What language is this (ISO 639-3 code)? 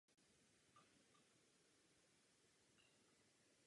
ces